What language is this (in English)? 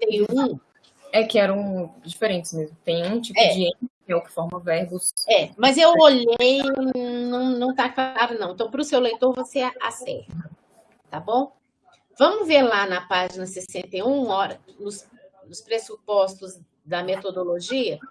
Portuguese